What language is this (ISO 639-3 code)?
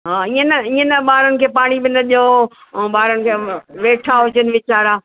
snd